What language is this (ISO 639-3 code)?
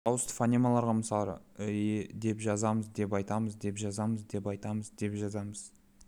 kaz